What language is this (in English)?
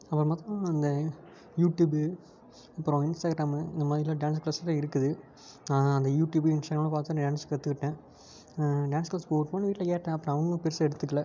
Tamil